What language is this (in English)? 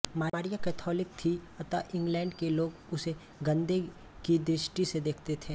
Hindi